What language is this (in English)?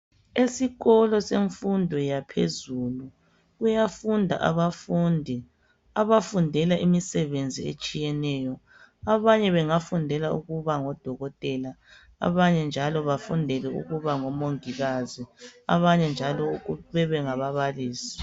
North Ndebele